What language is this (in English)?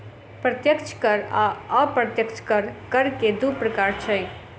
Maithili